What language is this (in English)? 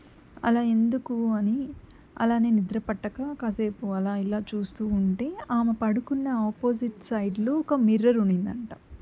Telugu